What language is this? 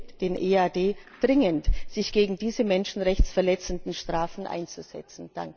German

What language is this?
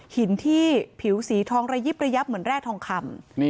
Thai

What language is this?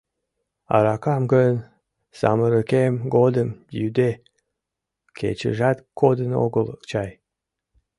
Mari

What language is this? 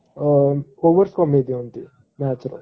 Odia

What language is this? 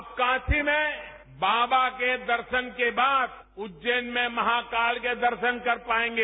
Hindi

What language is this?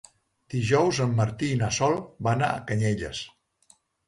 Catalan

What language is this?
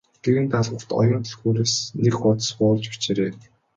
Mongolian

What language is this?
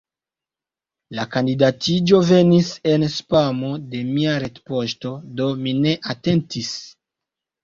Esperanto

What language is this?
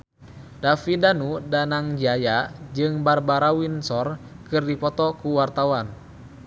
Sundanese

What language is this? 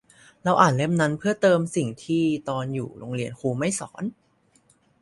Thai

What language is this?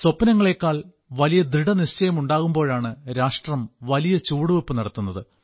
Malayalam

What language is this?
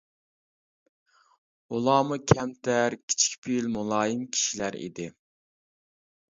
Uyghur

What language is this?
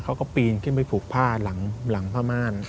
Thai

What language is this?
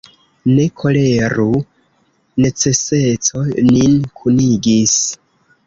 Esperanto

